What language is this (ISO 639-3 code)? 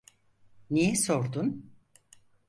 tur